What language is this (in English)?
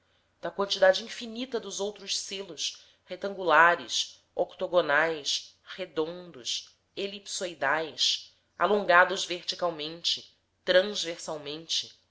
Portuguese